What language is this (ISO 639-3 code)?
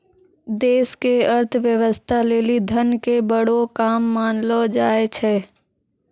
mai